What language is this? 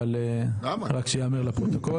Hebrew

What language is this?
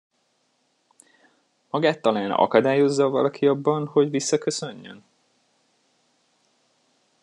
Hungarian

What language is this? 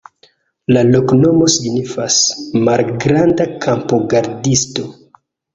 Esperanto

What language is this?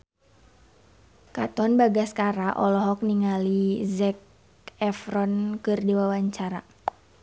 Sundanese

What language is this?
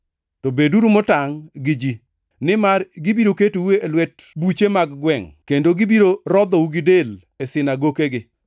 Luo (Kenya and Tanzania)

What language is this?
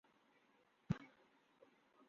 Urdu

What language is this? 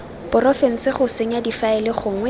Tswana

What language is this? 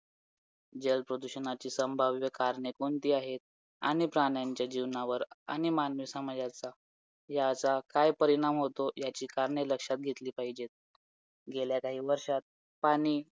Marathi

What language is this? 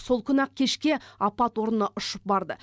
Kazakh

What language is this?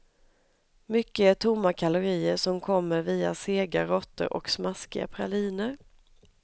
Swedish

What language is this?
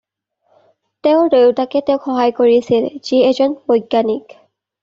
Assamese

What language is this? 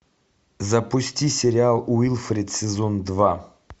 Russian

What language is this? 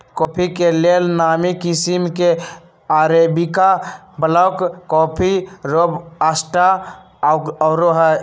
Magahi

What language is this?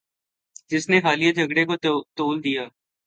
Urdu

